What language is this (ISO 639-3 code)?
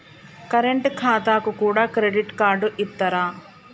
tel